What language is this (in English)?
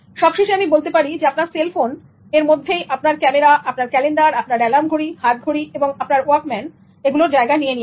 Bangla